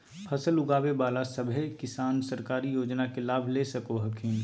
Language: Magahi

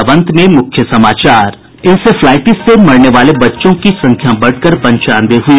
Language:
Hindi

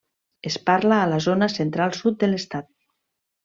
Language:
Catalan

